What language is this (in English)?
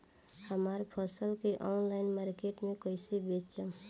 Bhojpuri